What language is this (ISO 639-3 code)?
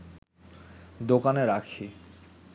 ben